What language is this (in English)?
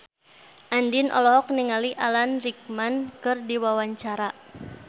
Sundanese